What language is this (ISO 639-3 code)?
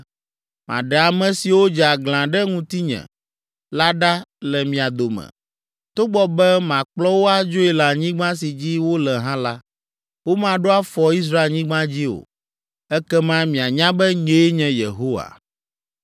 ewe